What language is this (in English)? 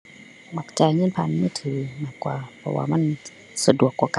Thai